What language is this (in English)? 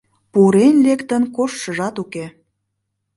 Mari